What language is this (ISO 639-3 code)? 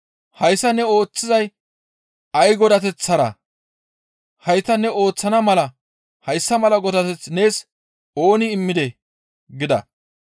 gmv